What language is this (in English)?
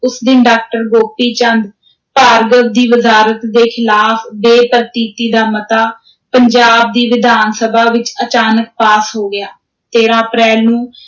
Punjabi